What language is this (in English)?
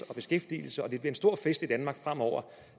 Danish